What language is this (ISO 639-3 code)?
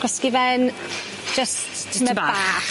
cym